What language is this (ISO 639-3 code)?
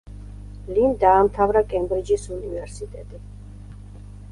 kat